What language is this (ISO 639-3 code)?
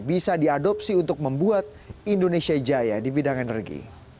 ind